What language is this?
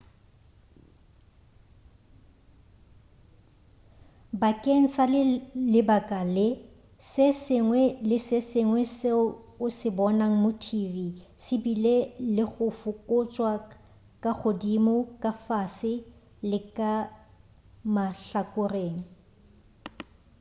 Northern Sotho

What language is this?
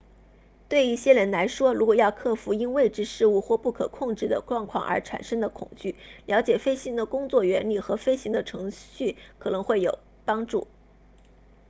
Chinese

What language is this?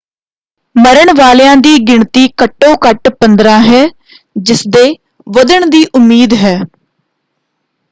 Punjabi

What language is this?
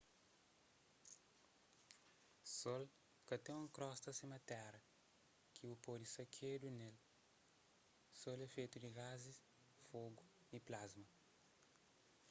Kabuverdianu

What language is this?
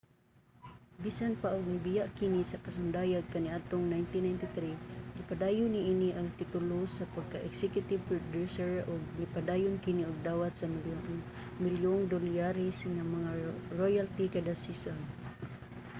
Cebuano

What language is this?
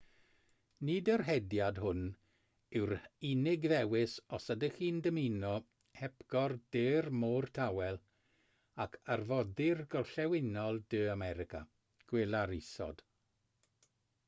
Welsh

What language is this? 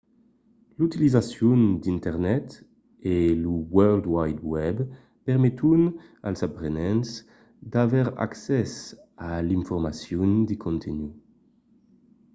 Occitan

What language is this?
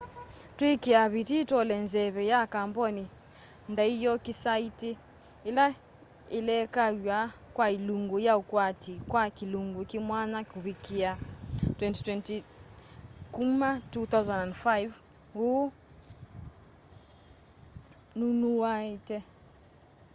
Kamba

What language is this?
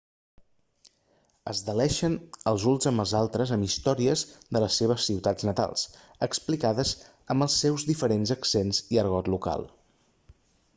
Catalan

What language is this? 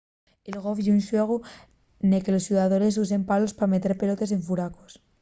Asturian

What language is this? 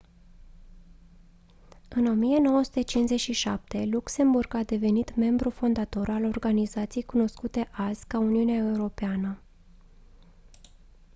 Romanian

